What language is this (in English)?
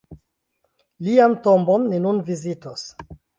Esperanto